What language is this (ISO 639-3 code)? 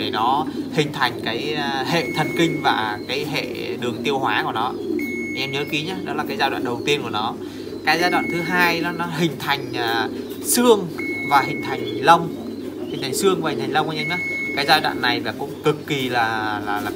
vie